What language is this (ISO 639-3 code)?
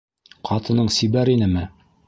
bak